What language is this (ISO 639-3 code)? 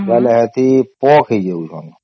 ori